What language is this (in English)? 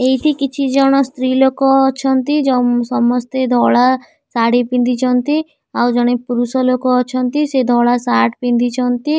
Odia